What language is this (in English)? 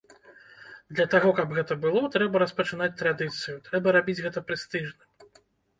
Belarusian